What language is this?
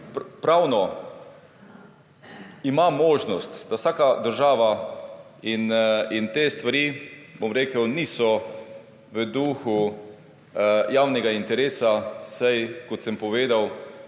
Slovenian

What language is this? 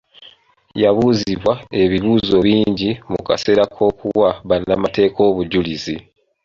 Ganda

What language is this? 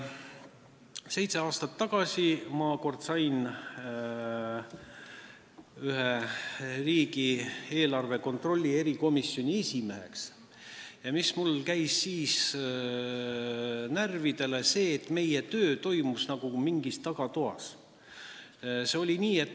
Estonian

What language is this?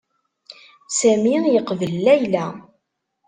Kabyle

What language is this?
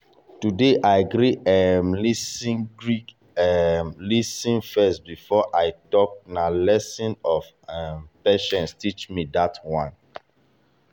Nigerian Pidgin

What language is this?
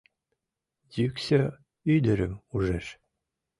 Mari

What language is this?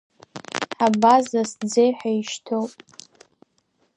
Abkhazian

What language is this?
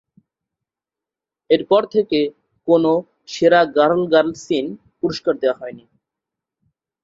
Bangla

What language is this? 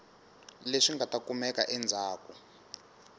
Tsonga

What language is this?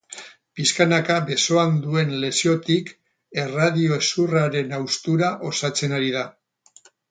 Basque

